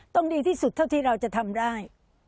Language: Thai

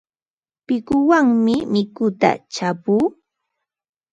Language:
Ambo-Pasco Quechua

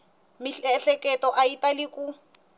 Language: Tsonga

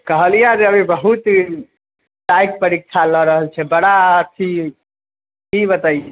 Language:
Maithili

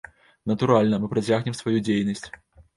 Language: Belarusian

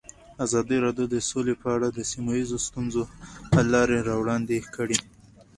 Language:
Pashto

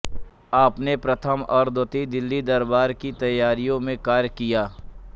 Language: Hindi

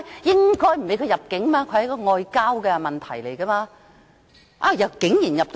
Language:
Cantonese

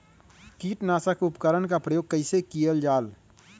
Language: Magahi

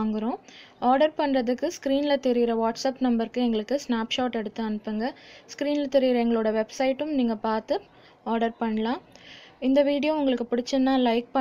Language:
Japanese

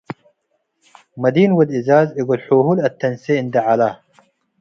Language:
Tigre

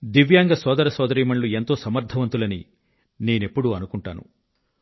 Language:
Telugu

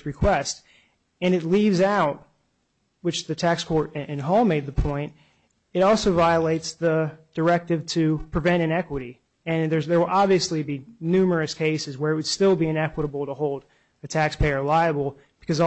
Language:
English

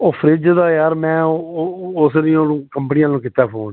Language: Punjabi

